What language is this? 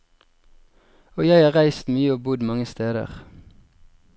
Norwegian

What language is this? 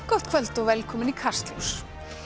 Icelandic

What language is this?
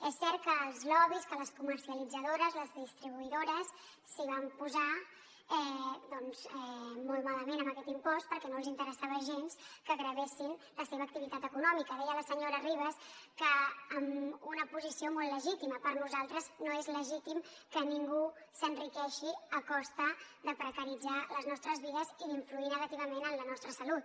Catalan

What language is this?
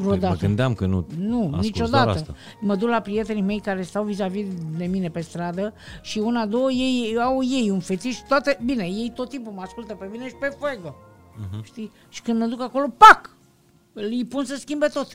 Romanian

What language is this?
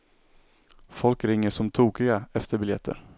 Swedish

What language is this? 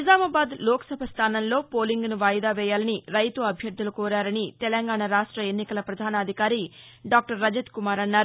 Telugu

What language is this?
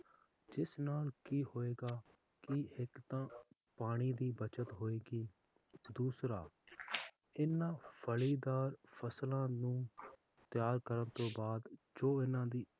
Punjabi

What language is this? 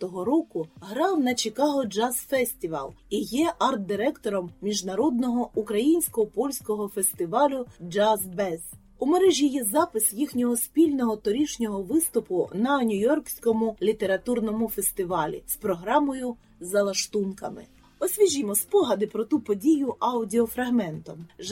Ukrainian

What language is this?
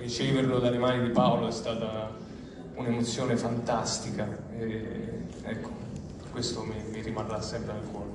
Italian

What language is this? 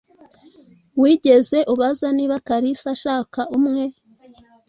Kinyarwanda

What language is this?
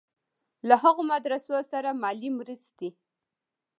Pashto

